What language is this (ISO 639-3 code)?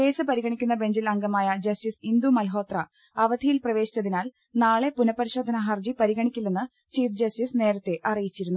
mal